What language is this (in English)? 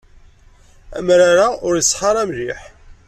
Kabyle